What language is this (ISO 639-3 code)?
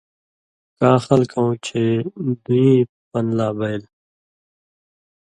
mvy